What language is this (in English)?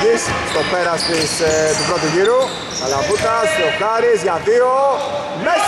Greek